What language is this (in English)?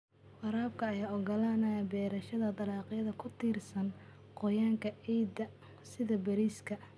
Somali